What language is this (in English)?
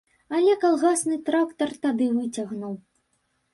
Belarusian